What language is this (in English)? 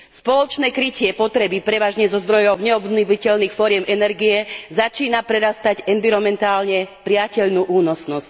Slovak